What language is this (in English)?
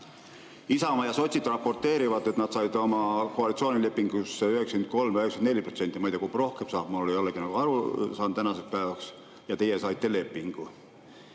Estonian